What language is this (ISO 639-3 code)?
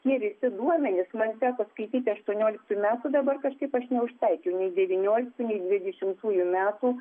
lit